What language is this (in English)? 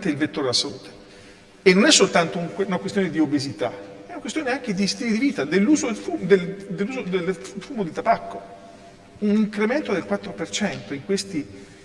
Italian